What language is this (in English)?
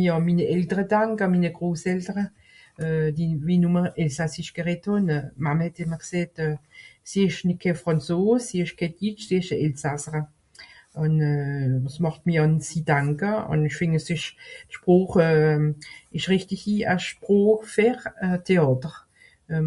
Swiss German